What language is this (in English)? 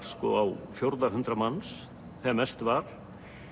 Icelandic